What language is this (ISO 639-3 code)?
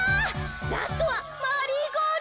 jpn